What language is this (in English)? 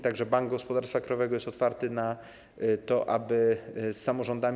Polish